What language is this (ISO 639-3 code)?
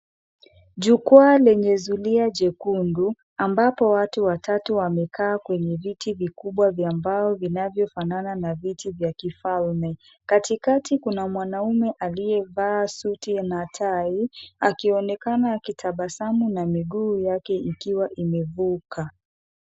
swa